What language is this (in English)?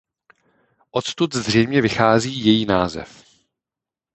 Czech